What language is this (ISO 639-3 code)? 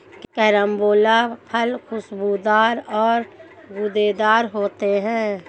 hin